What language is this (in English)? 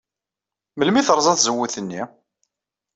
Kabyle